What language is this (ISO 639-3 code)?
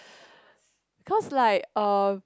eng